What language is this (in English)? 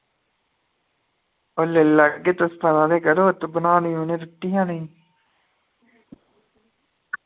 Dogri